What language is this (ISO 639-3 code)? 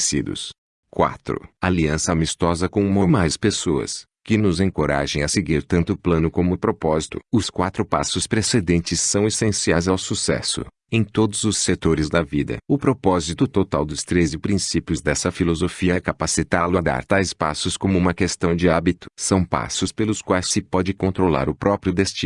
por